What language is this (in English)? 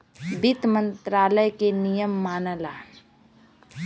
Bhojpuri